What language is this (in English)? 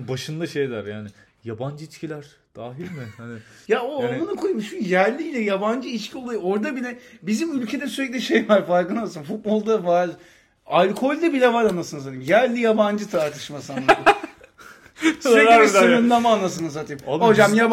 Turkish